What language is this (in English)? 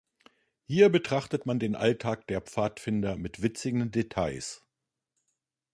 German